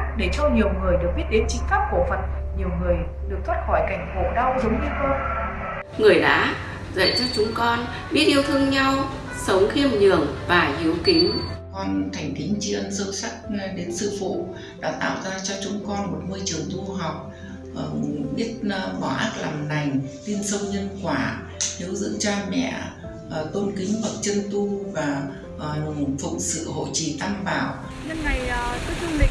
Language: Vietnamese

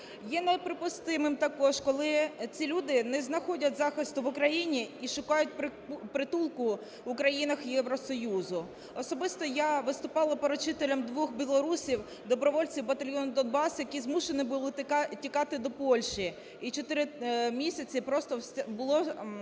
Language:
Ukrainian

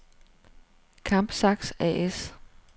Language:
Danish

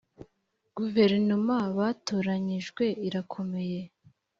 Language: Kinyarwanda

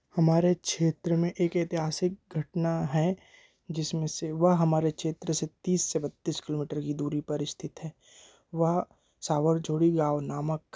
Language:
Hindi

